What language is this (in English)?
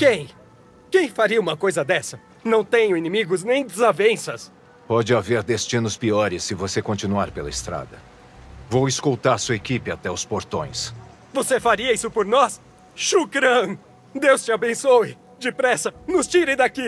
Portuguese